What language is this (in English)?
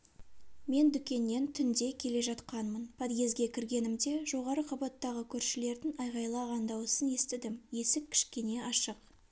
Kazakh